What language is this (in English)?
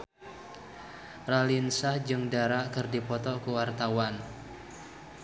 Sundanese